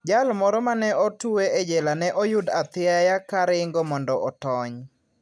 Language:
Luo (Kenya and Tanzania)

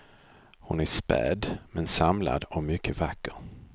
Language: Swedish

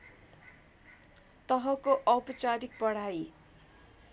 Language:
Nepali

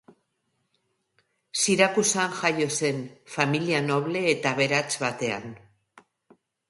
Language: Basque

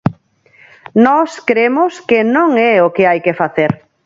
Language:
Galician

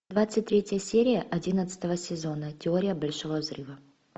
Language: Russian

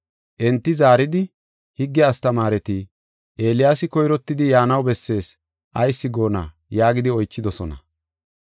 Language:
Gofa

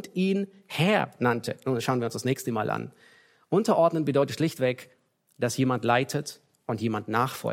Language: German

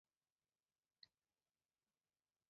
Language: Chinese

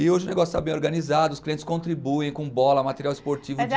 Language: Portuguese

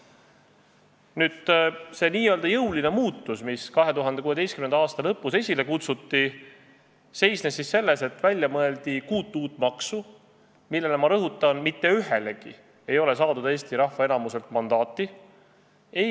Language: Estonian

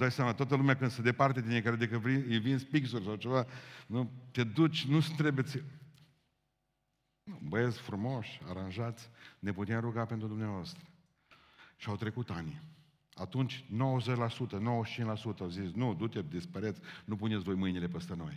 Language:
Romanian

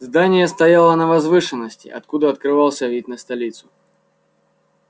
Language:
Russian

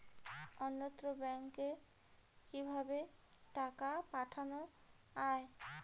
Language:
Bangla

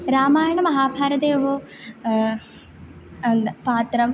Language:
Sanskrit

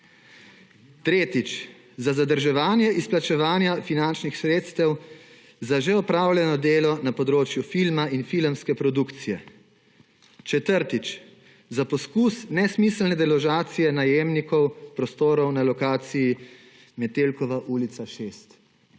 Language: Slovenian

